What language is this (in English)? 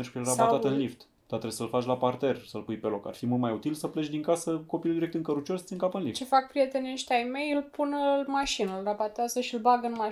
Romanian